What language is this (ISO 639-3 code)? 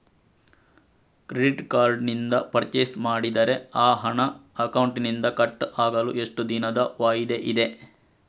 kan